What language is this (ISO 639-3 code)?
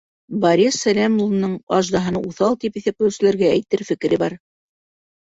bak